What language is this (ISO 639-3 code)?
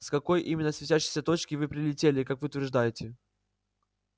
rus